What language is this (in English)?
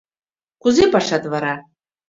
Mari